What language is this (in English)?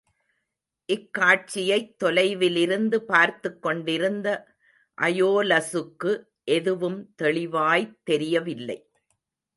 Tamil